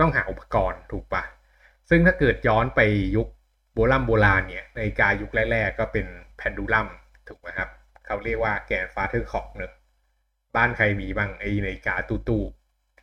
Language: Thai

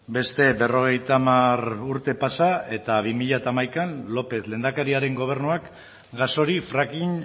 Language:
Basque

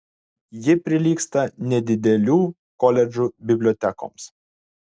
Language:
Lithuanian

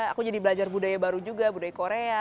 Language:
Indonesian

